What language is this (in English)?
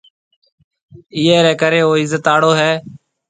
Marwari (Pakistan)